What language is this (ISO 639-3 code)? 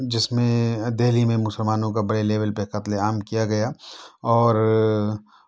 urd